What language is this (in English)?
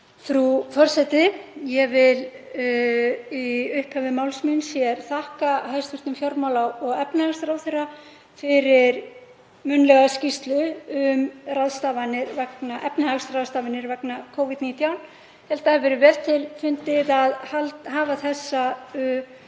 Icelandic